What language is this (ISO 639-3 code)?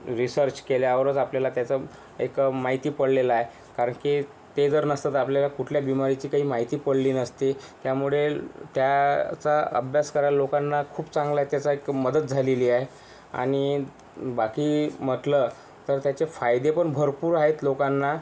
mar